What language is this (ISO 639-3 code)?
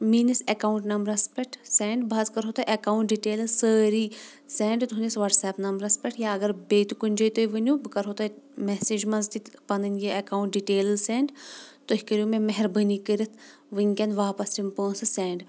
kas